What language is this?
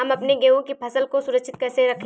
Hindi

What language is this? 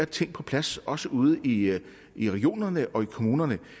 Danish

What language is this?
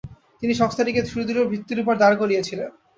Bangla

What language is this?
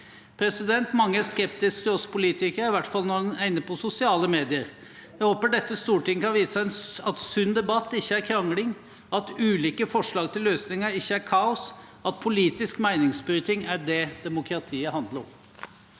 Norwegian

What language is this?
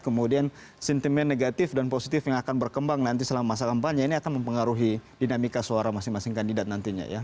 Indonesian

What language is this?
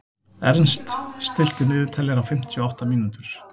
Icelandic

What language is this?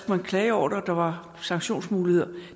Danish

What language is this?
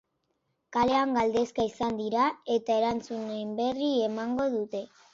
Basque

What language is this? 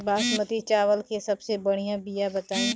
Bhojpuri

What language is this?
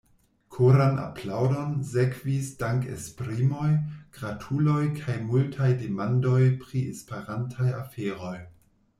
Esperanto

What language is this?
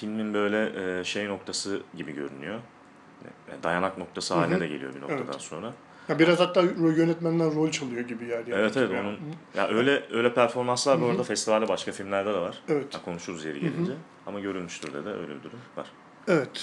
Turkish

